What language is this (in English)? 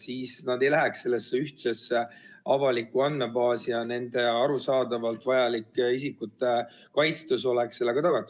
Estonian